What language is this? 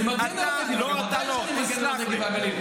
Hebrew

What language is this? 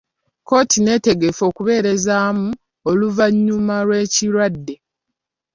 Ganda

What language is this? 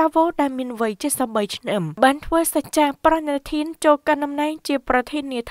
Thai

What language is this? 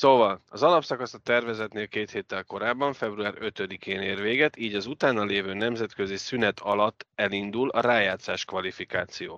Hungarian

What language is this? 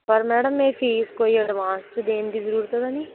Punjabi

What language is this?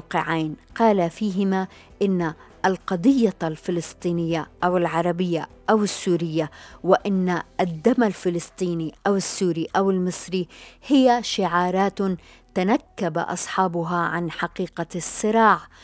Arabic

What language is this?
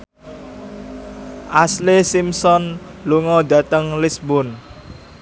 Javanese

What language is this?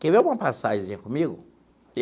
Portuguese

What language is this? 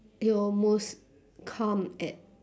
English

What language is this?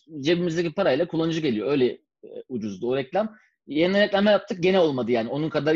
Turkish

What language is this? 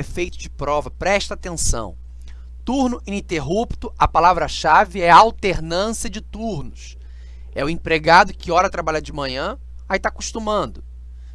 Portuguese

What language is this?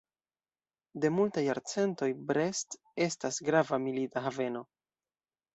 Esperanto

